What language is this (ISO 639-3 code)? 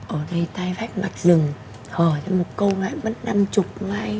vie